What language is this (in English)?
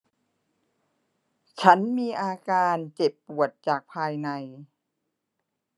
Thai